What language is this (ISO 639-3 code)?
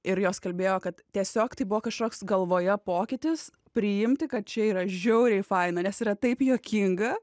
lit